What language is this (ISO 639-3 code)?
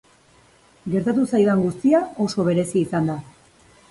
eus